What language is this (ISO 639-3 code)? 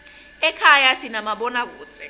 ssw